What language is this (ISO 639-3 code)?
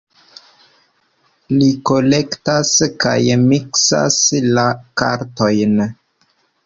epo